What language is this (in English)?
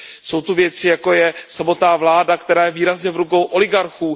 Czech